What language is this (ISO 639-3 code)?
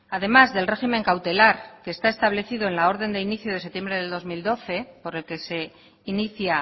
spa